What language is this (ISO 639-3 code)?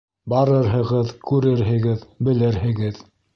bak